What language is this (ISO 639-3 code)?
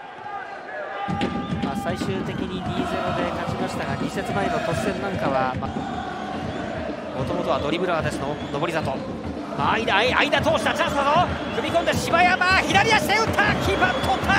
jpn